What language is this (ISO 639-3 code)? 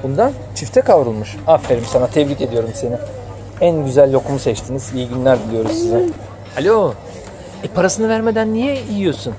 tur